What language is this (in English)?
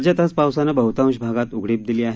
Marathi